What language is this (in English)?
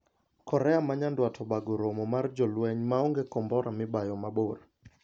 Luo (Kenya and Tanzania)